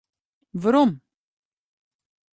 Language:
Western Frisian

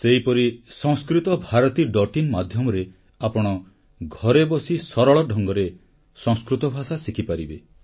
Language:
Odia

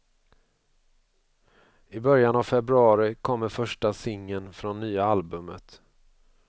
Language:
Swedish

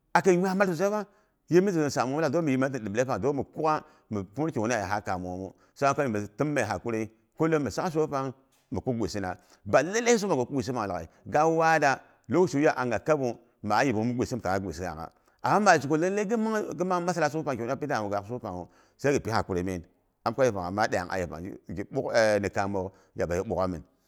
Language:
Boghom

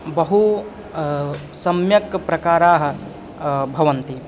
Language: Sanskrit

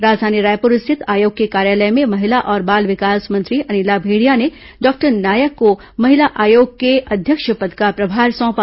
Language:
Hindi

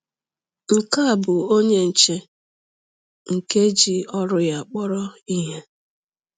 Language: Igbo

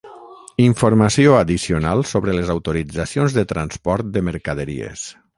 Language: Catalan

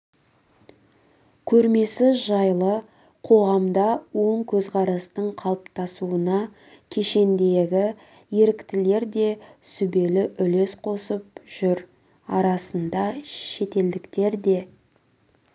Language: Kazakh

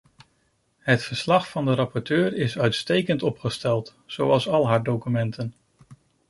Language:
Dutch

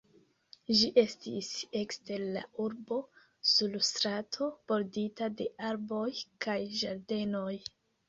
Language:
Esperanto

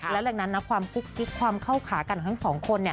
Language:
Thai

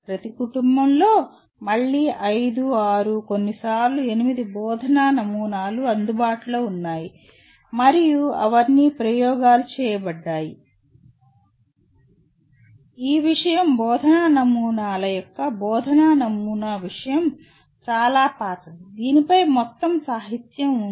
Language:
Telugu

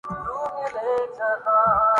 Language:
Urdu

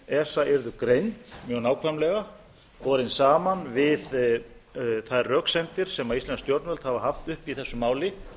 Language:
Icelandic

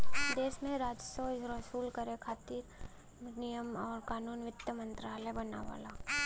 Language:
Bhojpuri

